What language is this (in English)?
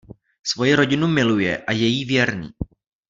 Czech